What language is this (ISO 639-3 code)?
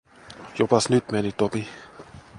fin